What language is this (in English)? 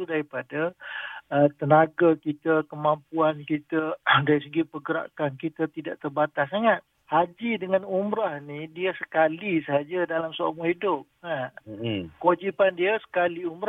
Malay